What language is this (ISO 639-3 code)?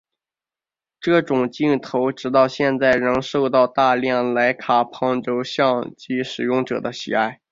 zho